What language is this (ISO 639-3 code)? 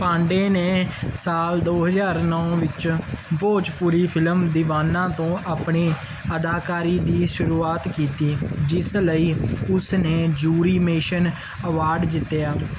pan